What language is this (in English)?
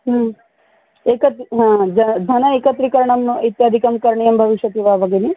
Sanskrit